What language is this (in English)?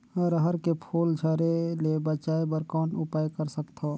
Chhattisgarhi